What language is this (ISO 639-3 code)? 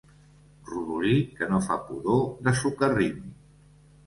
cat